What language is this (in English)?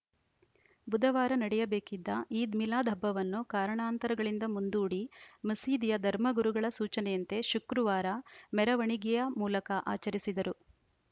Kannada